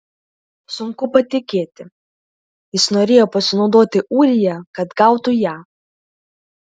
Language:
Lithuanian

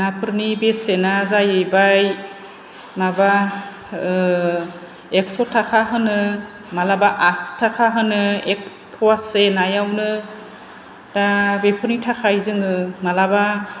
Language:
Bodo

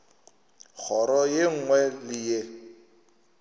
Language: Northern Sotho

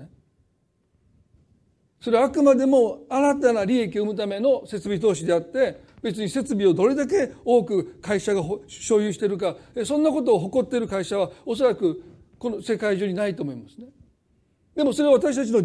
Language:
Japanese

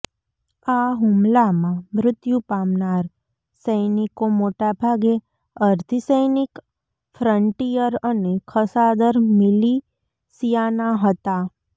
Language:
Gujarati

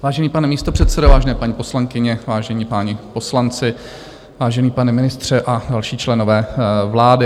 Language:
Czech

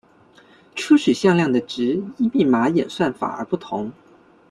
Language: Chinese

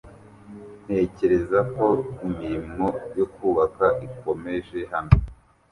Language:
Kinyarwanda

